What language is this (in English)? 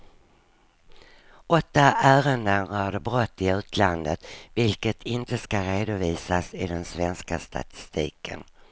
Swedish